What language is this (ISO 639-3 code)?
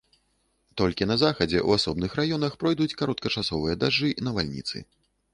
bel